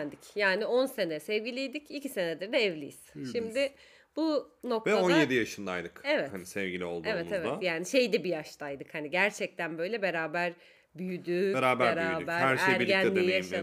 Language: Turkish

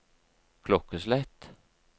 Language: Norwegian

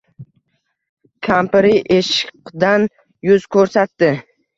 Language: Uzbek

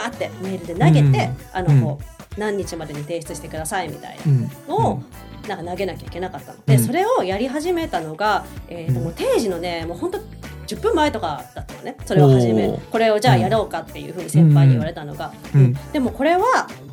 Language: Japanese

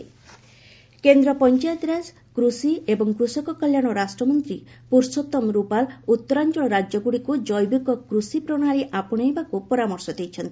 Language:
Odia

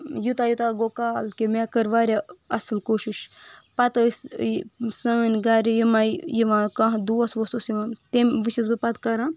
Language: Kashmiri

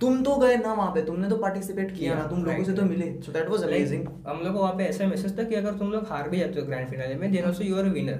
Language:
Hindi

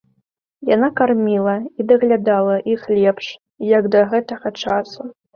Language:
Belarusian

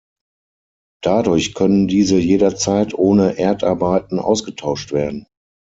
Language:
German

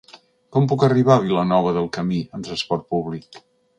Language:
Catalan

